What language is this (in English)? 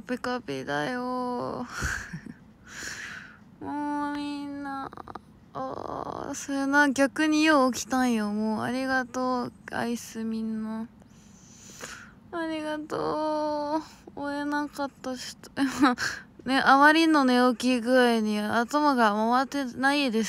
Japanese